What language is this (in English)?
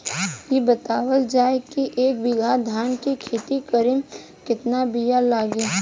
Bhojpuri